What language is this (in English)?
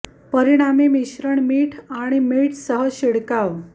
Marathi